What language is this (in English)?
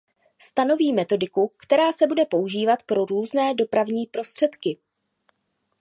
Czech